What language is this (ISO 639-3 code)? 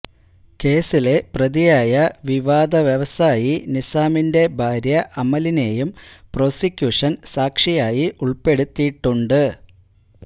mal